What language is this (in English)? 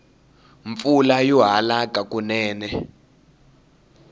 Tsonga